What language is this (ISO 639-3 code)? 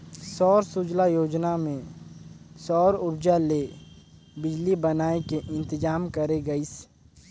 hne